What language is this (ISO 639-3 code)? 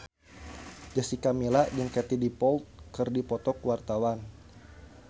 sun